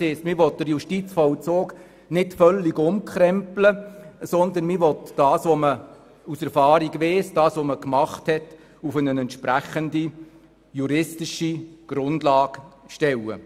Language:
Swiss German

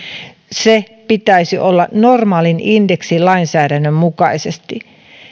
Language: Finnish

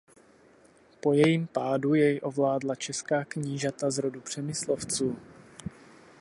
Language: Czech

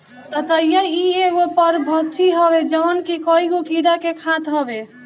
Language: Bhojpuri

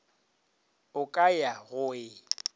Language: Northern Sotho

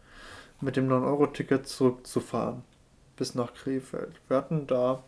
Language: German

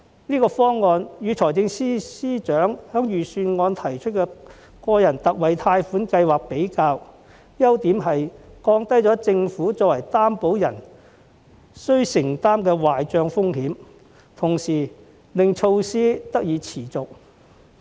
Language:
Cantonese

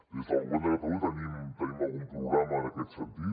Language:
Catalan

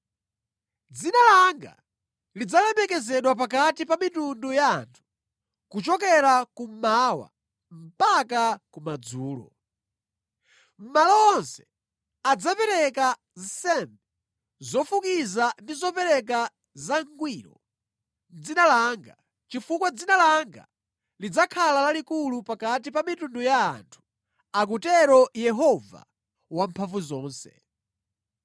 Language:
Nyanja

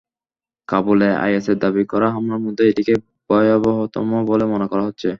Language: Bangla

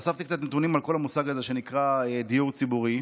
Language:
Hebrew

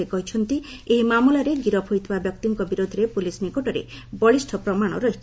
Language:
Odia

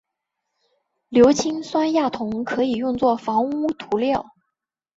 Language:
Chinese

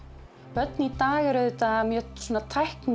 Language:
Icelandic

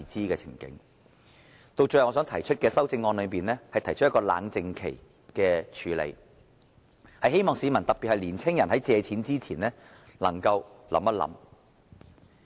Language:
Cantonese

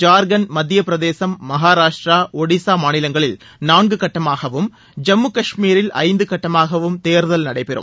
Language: Tamil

